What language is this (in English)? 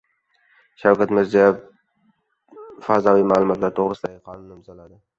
Uzbek